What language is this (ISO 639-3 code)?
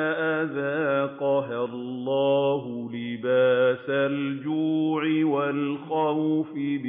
ara